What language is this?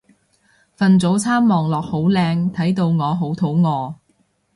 Cantonese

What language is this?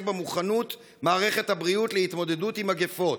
Hebrew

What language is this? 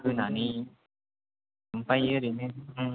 Bodo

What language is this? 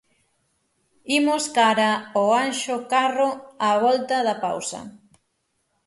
Galician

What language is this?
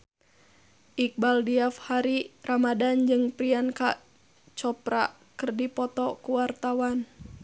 Sundanese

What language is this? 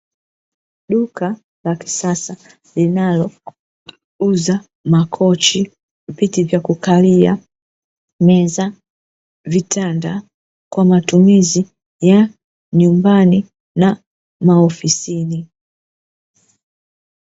Swahili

